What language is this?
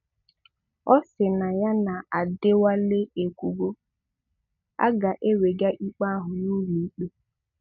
Igbo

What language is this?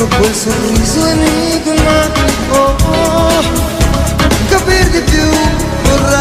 Romanian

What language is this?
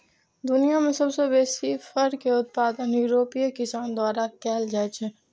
Maithili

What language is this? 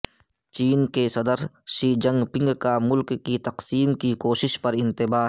Urdu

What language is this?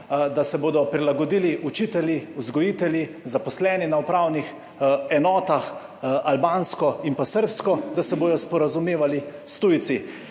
Slovenian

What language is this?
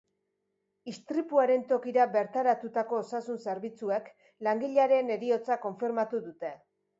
Basque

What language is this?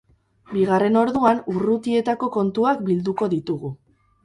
Basque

